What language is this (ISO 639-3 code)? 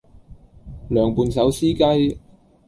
yue